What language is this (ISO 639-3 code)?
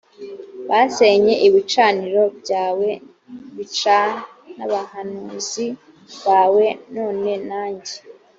kin